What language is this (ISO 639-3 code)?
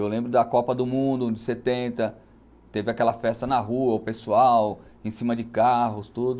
por